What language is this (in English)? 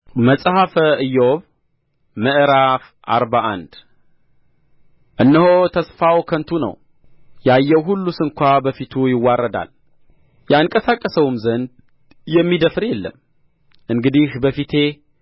Amharic